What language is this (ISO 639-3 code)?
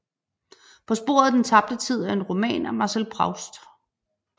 dan